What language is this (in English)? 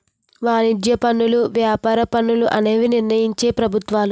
Telugu